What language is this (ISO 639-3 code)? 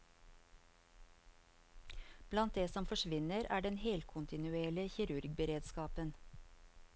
nor